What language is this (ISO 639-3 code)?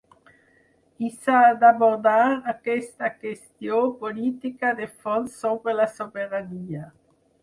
cat